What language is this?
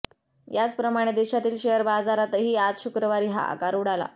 Marathi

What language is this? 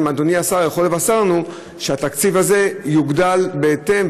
Hebrew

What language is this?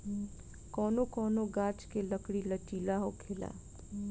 Bhojpuri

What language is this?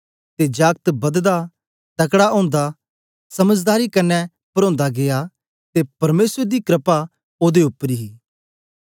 Dogri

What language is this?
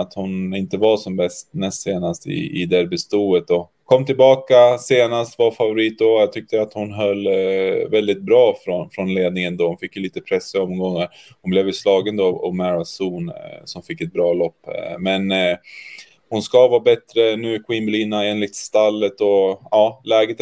Swedish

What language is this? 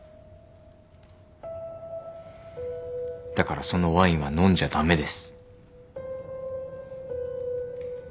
Japanese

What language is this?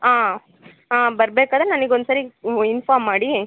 Kannada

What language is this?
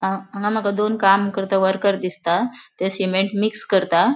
Konkani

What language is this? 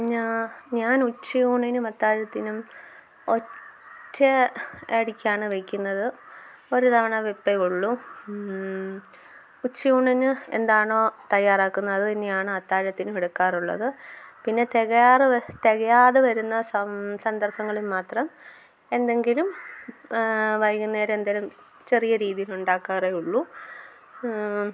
Malayalam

